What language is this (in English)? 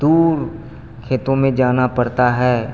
Hindi